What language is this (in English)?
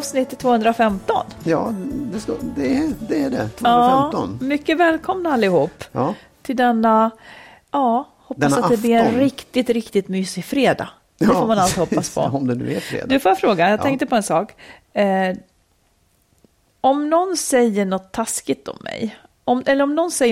Swedish